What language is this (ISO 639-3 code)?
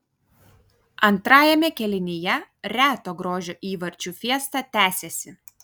lit